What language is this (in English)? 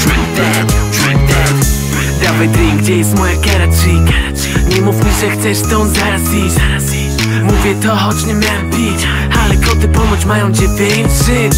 Polish